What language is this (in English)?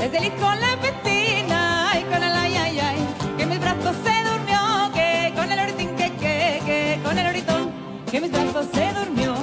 Spanish